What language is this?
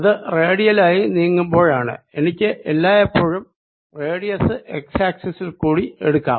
Malayalam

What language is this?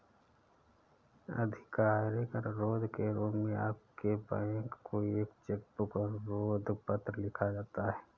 Hindi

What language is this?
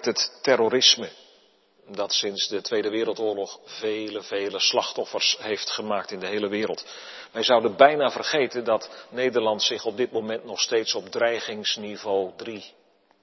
Dutch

